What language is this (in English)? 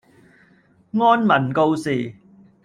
Cantonese